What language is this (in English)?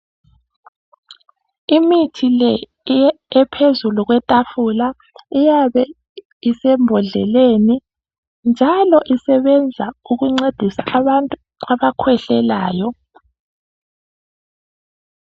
North Ndebele